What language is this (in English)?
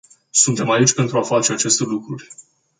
Romanian